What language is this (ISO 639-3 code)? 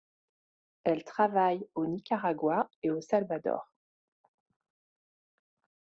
fra